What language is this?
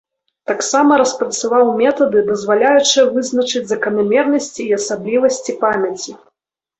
Belarusian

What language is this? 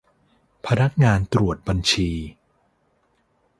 Thai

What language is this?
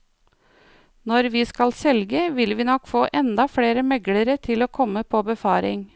Norwegian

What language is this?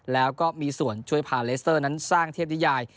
Thai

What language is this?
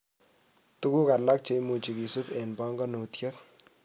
Kalenjin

